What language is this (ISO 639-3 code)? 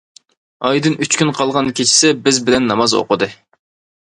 uig